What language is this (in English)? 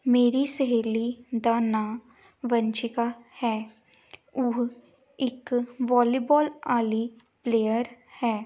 Punjabi